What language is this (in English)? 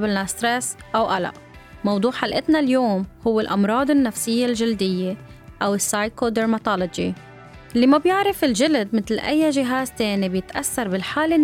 Arabic